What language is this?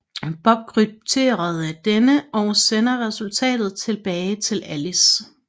Danish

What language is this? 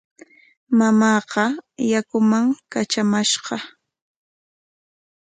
Corongo Ancash Quechua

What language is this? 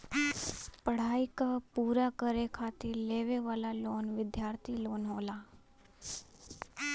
Bhojpuri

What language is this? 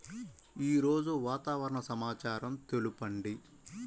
Telugu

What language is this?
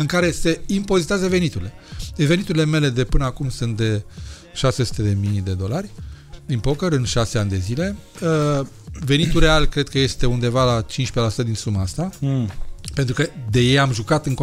Romanian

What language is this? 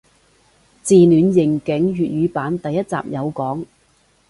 Cantonese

